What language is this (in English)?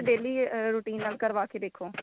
Punjabi